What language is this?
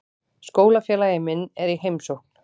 Icelandic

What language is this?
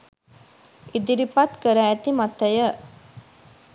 Sinhala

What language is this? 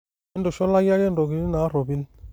Masai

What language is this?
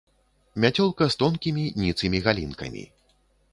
Belarusian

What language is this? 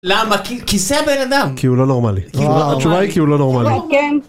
Hebrew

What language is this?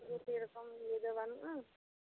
Santali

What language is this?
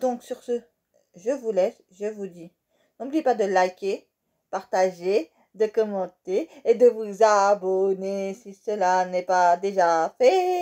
French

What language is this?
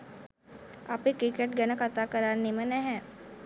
Sinhala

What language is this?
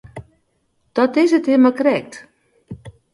Western Frisian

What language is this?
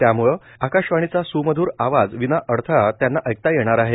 Marathi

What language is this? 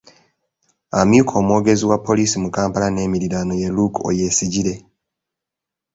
Ganda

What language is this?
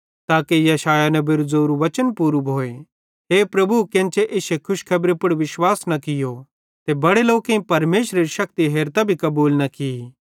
Bhadrawahi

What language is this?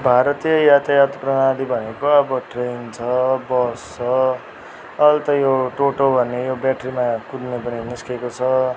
Nepali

